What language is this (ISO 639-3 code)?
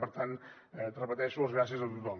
cat